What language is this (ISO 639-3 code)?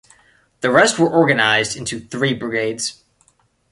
eng